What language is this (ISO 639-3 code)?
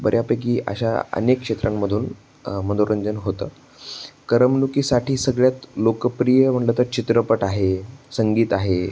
mar